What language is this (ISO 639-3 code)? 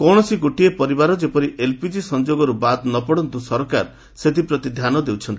ori